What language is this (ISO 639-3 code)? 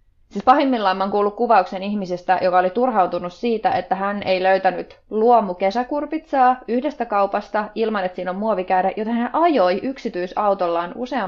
fin